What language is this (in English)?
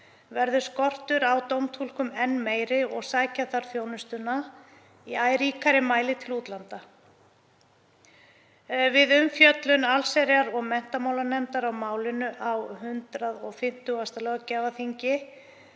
Icelandic